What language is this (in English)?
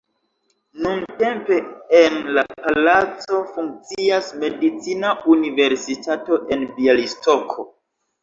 Esperanto